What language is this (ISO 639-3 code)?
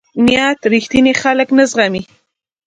pus